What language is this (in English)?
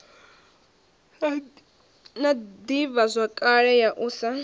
Venda